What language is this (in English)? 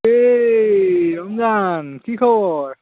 Assamese